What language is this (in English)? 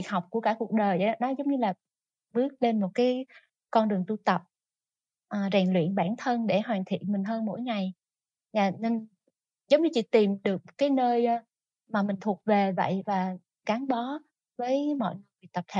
Vietnamese